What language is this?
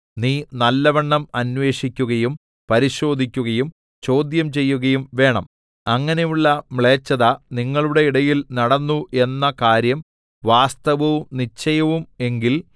Malayalam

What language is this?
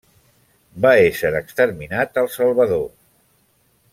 Catalan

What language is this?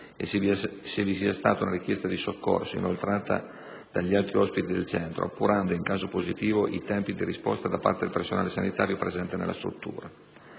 Italian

